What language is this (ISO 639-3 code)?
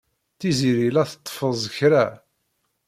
kab